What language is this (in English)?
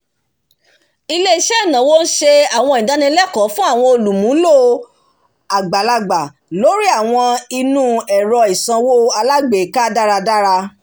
Yoruba